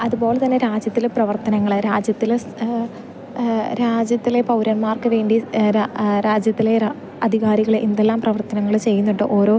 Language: Malayalam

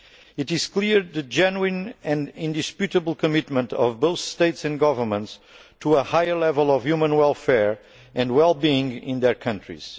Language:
English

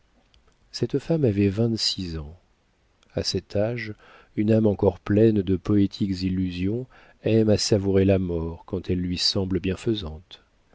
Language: French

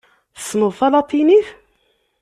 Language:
Kabyle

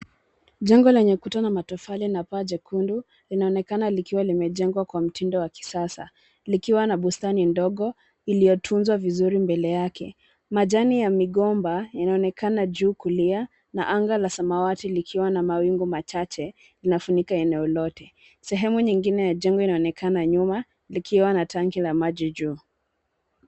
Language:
Swahili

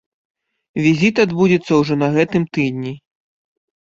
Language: Belarusian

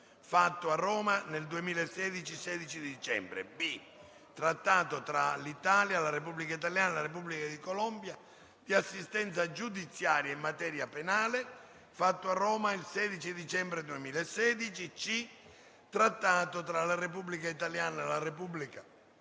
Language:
Italian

